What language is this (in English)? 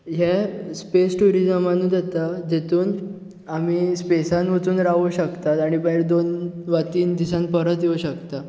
Konkani